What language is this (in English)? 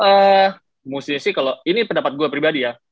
Indonesian